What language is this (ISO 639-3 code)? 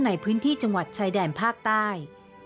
tha